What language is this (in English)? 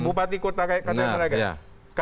Indonesian